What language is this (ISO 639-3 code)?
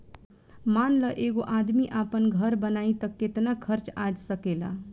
bho